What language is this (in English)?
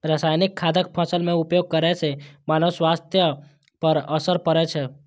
Maithili